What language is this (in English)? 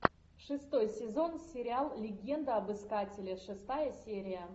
Russian